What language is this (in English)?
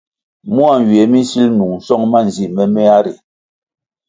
Kwasio